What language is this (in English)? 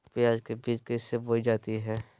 Magahi